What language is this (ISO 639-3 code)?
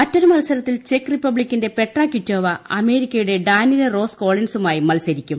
mal